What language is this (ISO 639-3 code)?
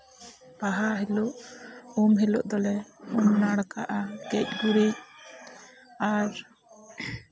sat